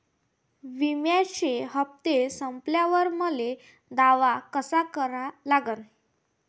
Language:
Marathi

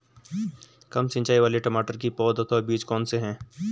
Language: Hindi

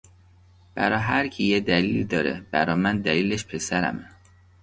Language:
Persian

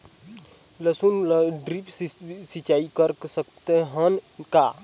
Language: Chhattisgarhi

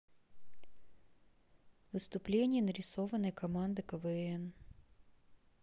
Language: Russian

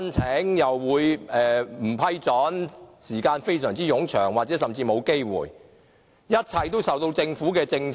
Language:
Cantonese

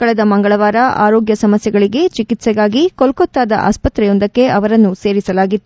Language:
Kannada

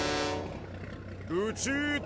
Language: Japanese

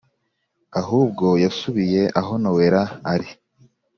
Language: Kinyarwanda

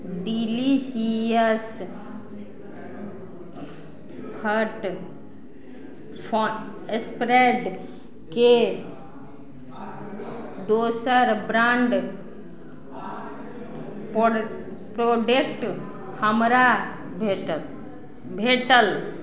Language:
Maithili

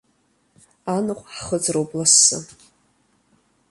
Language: Abkhazian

